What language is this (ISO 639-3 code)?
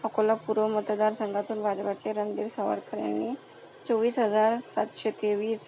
mar